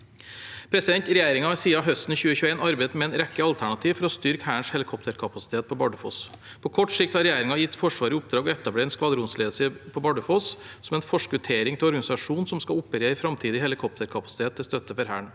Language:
Norwegian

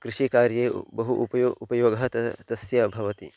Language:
Sanskrit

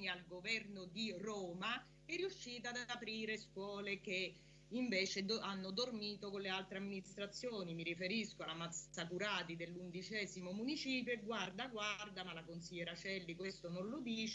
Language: Italian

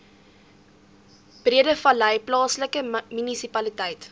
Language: Afrikaans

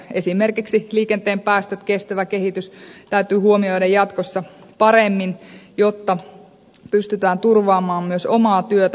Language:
Finnish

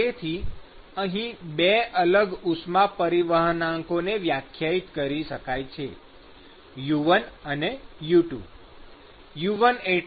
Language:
Gujarati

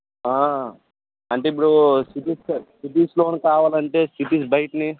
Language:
Telugu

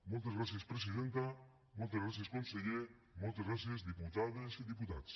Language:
Catalan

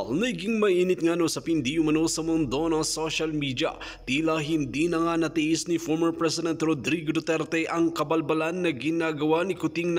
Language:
Filipino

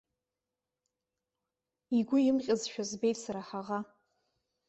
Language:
Abkhazian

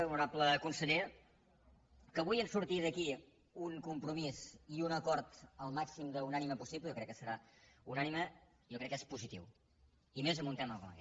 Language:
Catalan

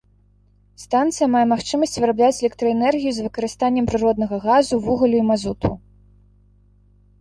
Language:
Belarusian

